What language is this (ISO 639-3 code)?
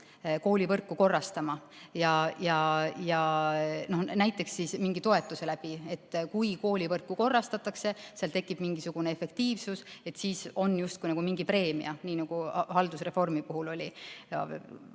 est